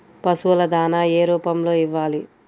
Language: Telugu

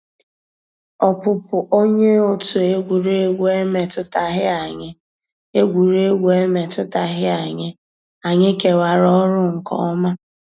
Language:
Igbo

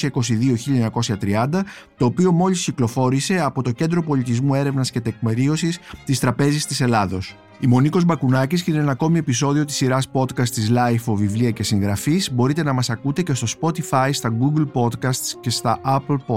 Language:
Greek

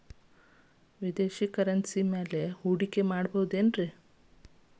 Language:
Kannada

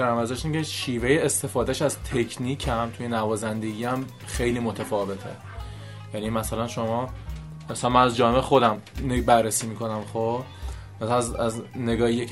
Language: Persian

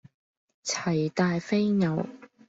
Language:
Cantonese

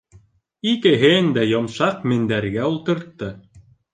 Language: Bashkir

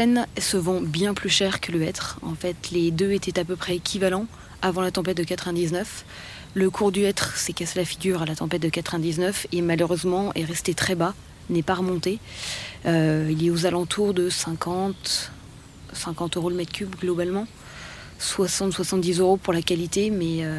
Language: French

